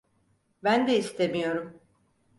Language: Turkish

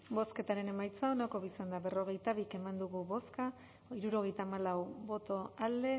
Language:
Basque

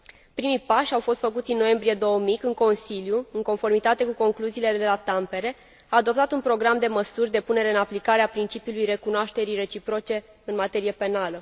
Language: Romanian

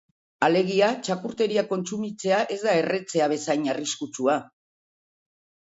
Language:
Basque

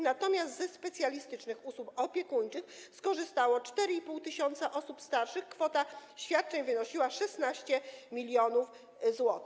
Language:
Polish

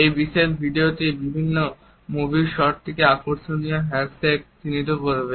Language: Bangla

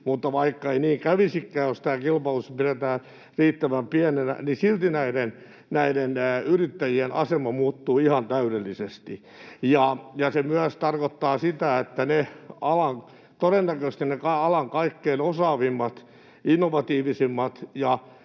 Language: Finnish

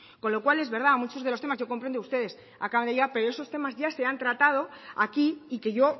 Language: Spanish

